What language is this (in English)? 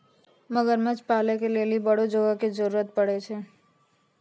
Maithili